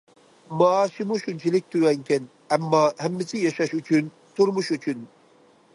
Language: Uyghur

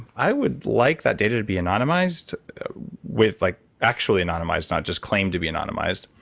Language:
English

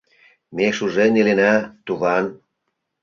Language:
Mari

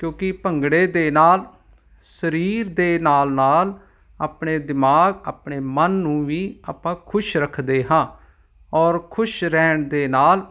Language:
Punjabi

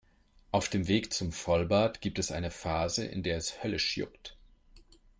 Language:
German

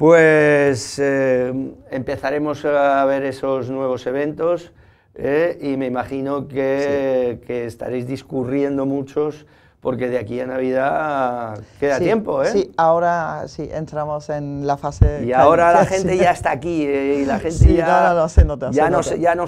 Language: Spanish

